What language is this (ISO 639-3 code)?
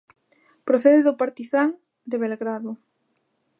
glg